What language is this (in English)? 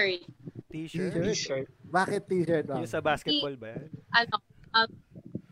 Filipino